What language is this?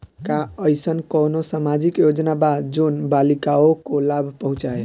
Bhojpuri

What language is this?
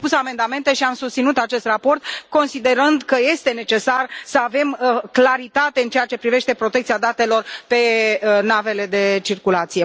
Romanian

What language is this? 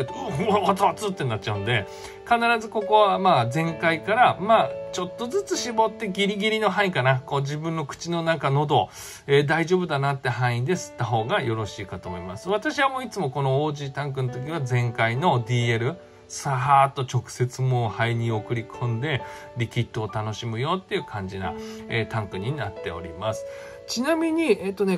Japanese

